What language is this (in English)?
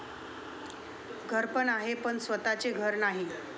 Marathi